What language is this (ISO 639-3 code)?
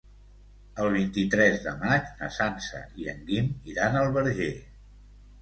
cat